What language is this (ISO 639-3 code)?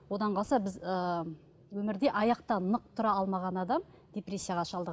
kaz